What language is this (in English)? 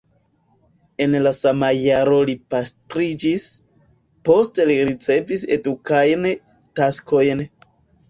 Esperanto